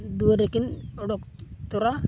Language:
Santali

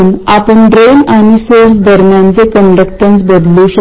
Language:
Marathi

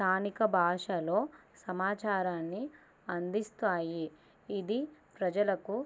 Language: Telugu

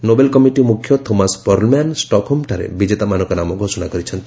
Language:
Odia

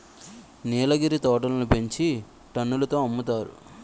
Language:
Telugu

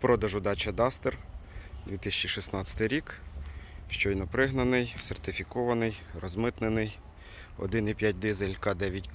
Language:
Ukrainian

